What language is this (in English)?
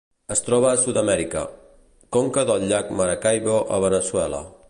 Catalan